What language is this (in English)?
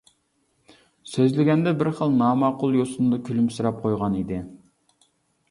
Uyghur